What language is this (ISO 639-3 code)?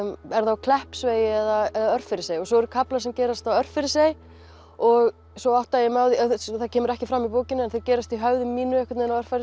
isl